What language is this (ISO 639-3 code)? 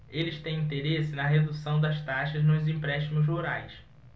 por